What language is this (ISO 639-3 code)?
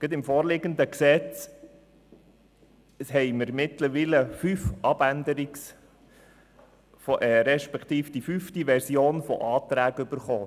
gsw